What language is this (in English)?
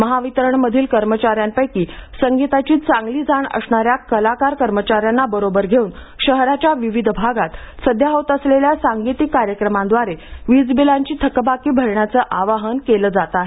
Marathi